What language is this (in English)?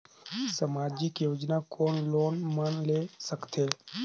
Chhattisgarhi